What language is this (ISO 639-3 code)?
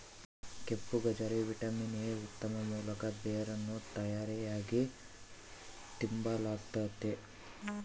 kan